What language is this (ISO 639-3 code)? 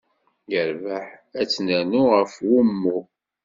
kab